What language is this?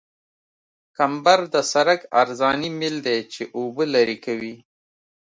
Pashto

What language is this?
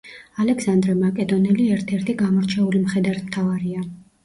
Georgian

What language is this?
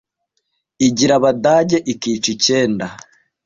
Kinyarwanda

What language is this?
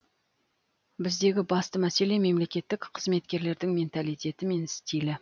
Kazakh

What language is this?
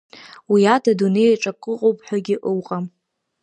Abkhazian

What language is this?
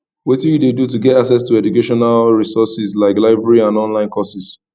Nigerian Pidgin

